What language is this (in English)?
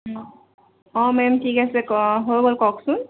Assamese